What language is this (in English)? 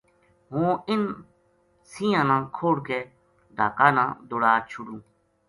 Gujari